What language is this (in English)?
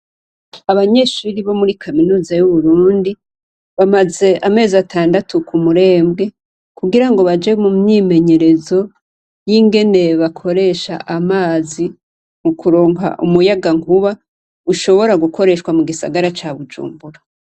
Rundi